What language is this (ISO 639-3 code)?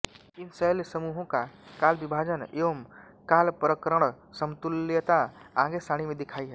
hin